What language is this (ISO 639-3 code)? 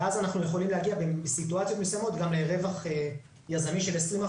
heb